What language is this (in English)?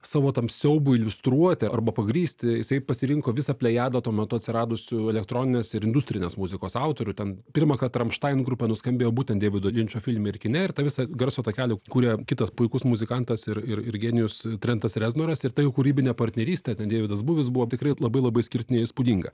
Lithuanian